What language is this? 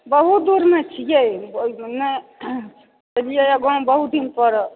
Maithili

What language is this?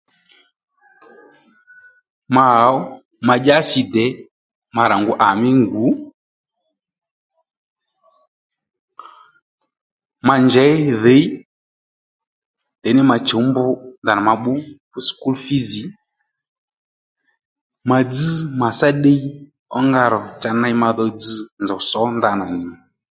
Lendu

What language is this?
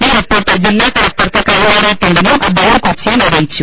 Malayalam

